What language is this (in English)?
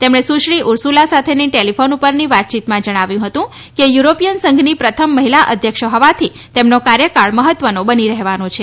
Gujarati